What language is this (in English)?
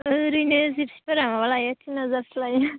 Bodo